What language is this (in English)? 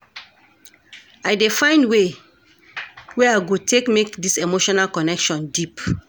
Nigerian Pidgin